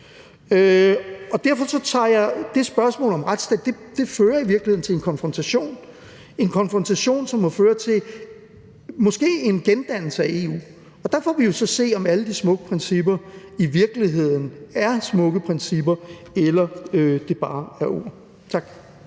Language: Danish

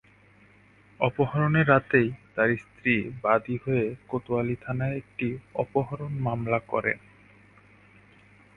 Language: Bangla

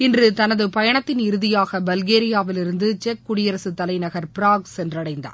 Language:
Tamil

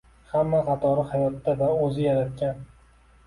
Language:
Uzbek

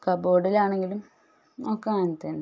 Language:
Malayalam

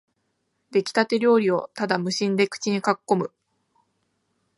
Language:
Japanese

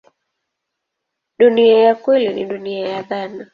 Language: Swahili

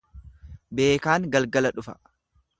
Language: Oromo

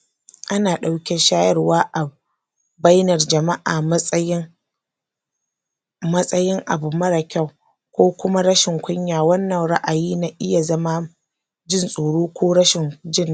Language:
Hausa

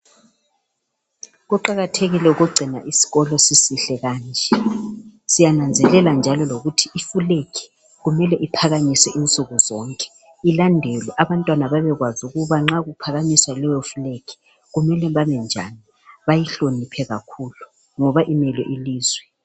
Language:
North Ndebele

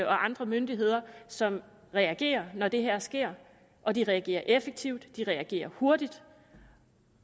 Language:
Danish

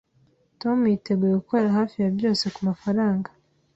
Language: Kinyarwanda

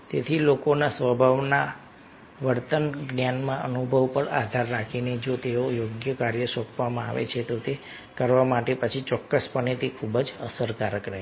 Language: Gujarati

